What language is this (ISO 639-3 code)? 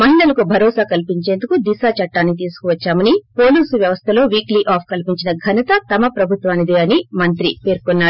tel